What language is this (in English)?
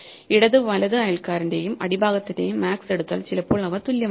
Malayalam